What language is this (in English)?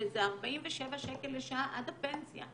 Hebrew